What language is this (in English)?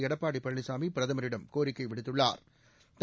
Tamil